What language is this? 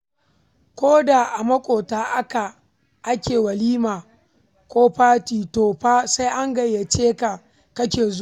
Hausa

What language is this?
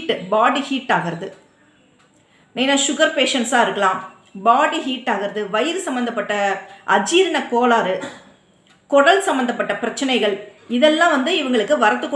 Tamil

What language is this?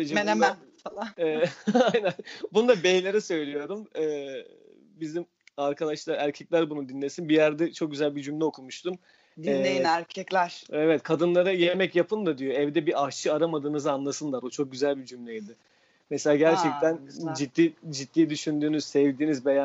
Turkish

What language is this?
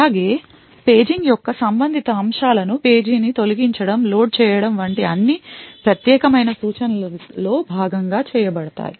Telugu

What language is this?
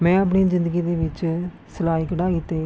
Punjabi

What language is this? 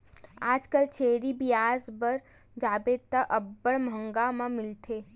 Chhattisgarhi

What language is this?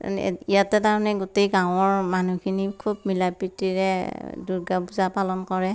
Assamese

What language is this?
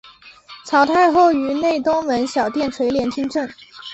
Chinese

